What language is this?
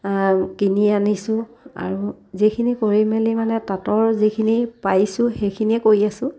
Assamese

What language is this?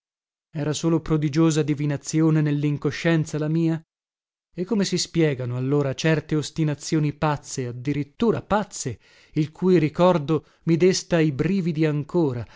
Italian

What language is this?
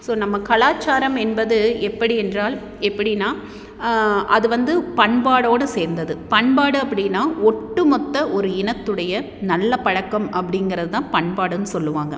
Tamil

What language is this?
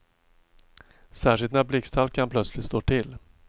Swedish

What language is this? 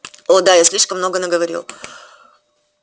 Russian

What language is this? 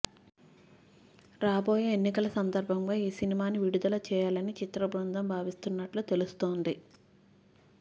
Telugu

